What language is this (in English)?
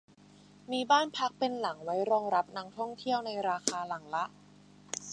Thai